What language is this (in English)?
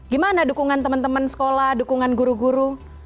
Indonesian